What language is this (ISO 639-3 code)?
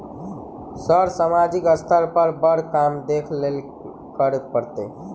mai